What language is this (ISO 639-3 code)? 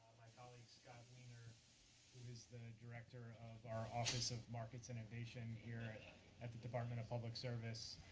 eng